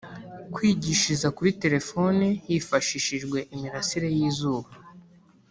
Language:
Kinyarwanda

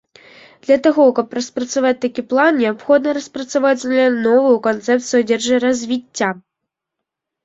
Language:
Belarusian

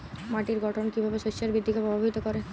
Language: Bangla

